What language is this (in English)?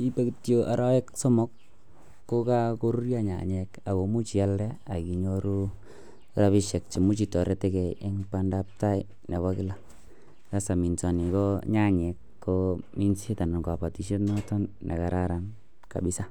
Kalenjin